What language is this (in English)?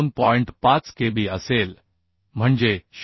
Marathi